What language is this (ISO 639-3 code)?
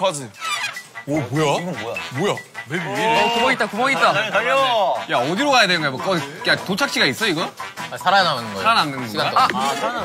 kor